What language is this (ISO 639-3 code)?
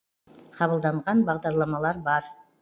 kaz